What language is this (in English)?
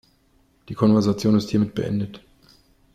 German